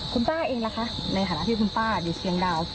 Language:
Thai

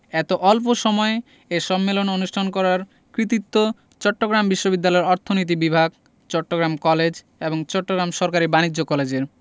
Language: Bangla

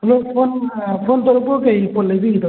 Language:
Manipuri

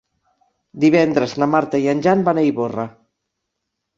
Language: Catalan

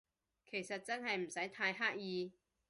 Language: Cantonese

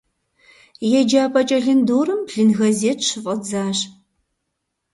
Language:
Kabardian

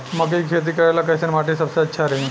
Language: Bhojpuri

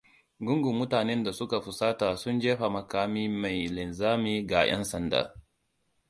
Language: Hausa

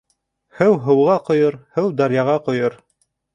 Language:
Bashkir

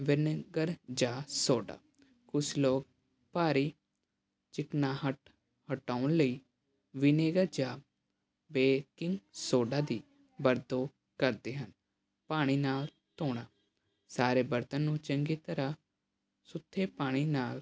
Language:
Punjabi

